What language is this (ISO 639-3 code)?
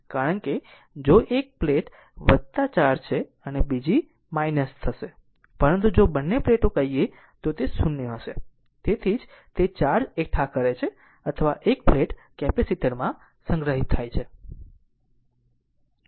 guj